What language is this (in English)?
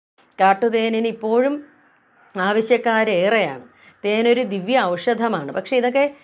Malayalam